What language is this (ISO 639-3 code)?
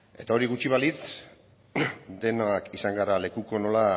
eus